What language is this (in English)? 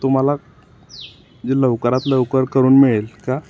Marathi